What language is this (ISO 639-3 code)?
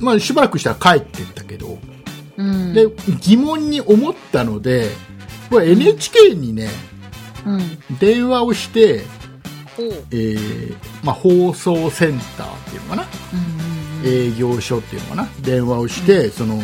jpn